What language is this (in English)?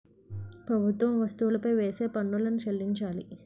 Telugu